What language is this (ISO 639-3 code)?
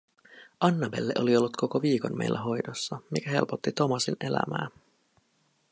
fin